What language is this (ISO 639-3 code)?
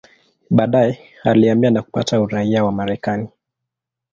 swa